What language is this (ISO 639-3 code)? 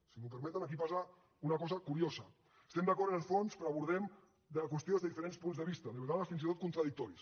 cat